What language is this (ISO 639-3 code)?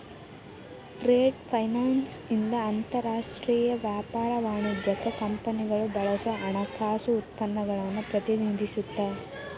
kan